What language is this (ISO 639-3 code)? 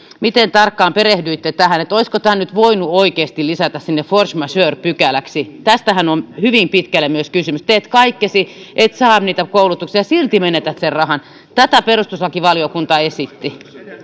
fin